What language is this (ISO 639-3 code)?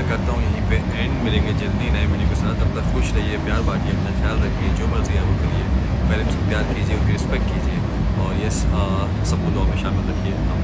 hin